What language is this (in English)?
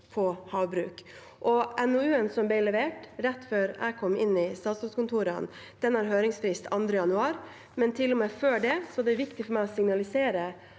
Norwegian